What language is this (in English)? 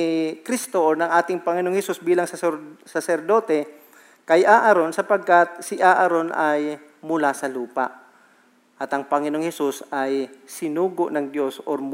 Filipino